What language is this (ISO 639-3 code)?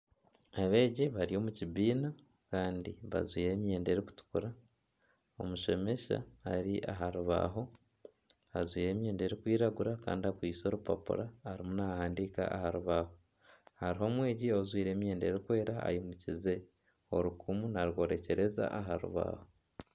nyn